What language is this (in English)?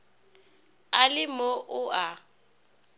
Northern Sotho